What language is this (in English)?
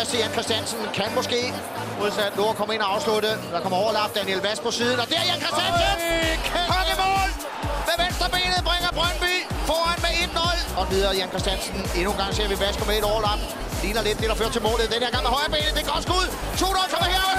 Danish